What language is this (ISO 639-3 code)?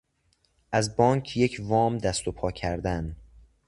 fas